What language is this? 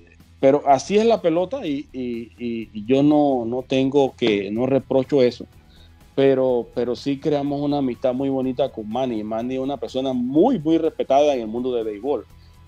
Spanish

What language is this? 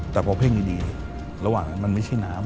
Thai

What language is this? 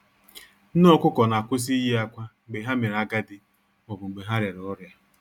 Igbo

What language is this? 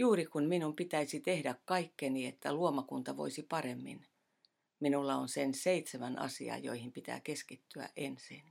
Finnish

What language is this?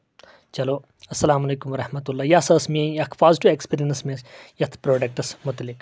Kashmiri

